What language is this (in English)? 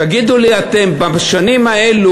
Hebrew